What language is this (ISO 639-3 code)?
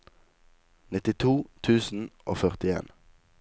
nor